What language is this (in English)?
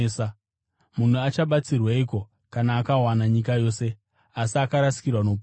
Shona